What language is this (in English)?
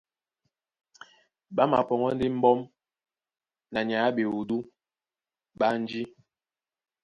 Duala